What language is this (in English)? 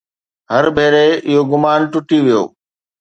Sindhi